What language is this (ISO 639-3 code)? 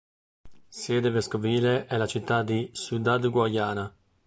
ita